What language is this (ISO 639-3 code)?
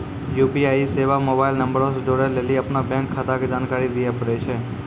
mai